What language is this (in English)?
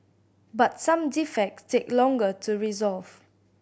English